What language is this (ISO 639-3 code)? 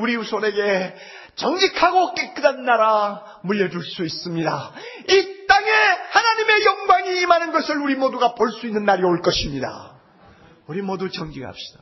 kor